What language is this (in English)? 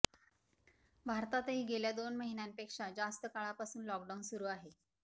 Marathi